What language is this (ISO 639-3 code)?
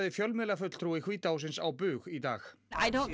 isl